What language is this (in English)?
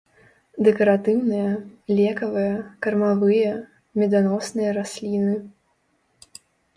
Belarusian